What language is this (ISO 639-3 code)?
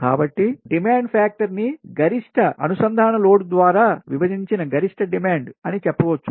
tel